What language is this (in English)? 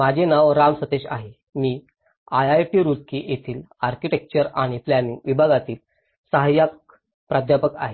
Marathi